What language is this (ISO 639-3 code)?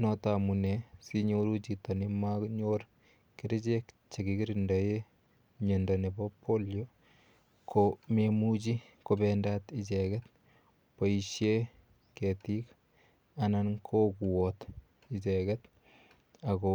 kln